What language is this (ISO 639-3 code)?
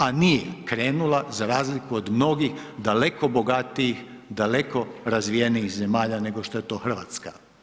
hrv